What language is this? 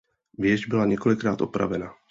Czech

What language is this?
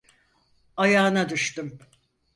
Turkish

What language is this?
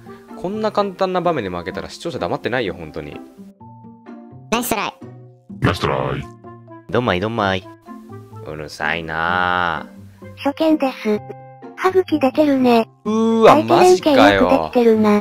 Japanese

